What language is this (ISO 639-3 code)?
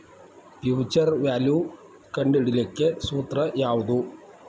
kan